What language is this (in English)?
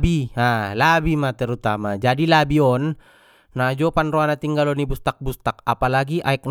Batak Mandailing